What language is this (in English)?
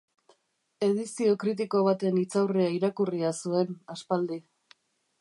Basque